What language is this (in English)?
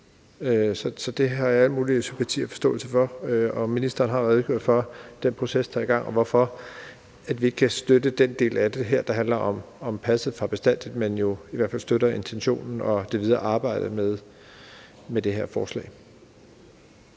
Danish